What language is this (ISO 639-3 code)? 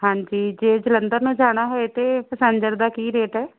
pan